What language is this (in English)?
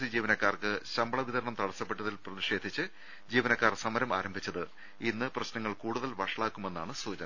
Malayalam